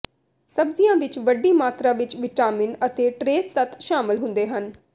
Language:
Punjabi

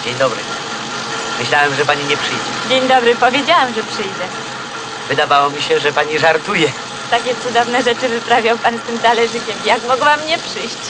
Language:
Polish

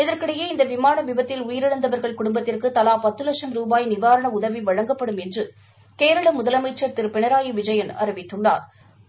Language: Tamil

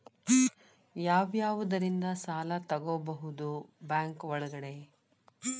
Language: Kannada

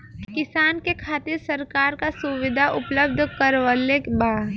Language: Bhojpuri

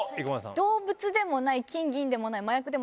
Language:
Japanese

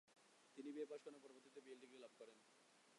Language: Bangla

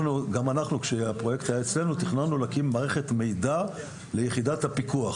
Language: Hebrew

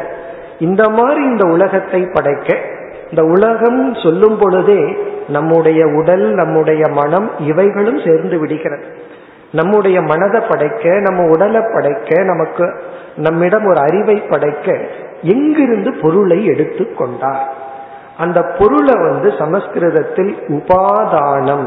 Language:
Tamil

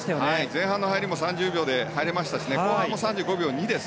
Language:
Japanese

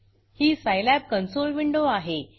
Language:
Marathi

